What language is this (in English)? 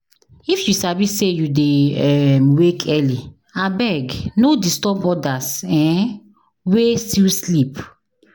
Nigerian Pidgin